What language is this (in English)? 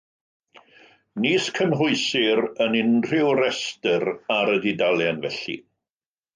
Welsh